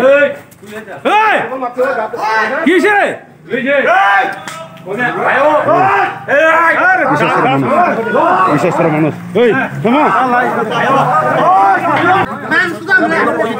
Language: Romanian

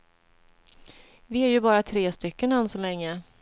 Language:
Swedish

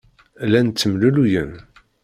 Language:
Kabyle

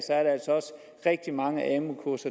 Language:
Danish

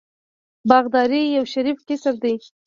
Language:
Pashto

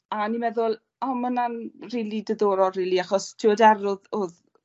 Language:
Welsh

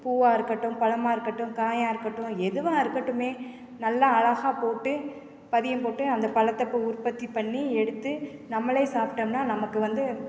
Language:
Tamil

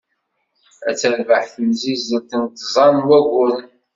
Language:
Kabyle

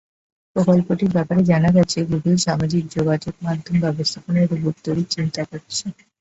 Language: Bangla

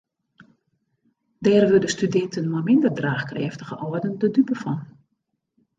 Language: Western Frisian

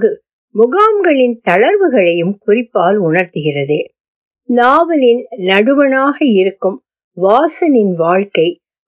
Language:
Tamil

